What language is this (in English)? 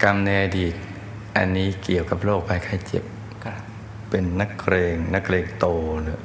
Thai